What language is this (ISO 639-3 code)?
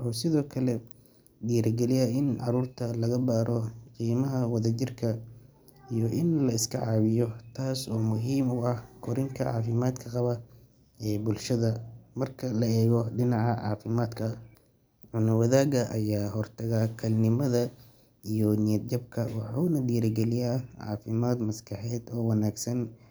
som